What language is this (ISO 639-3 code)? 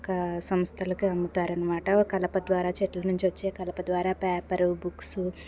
tel